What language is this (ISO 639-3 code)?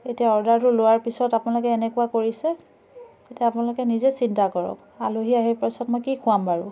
asm